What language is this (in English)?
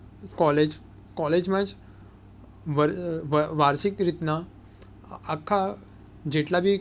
Gujarati